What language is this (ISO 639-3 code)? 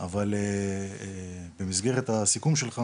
heb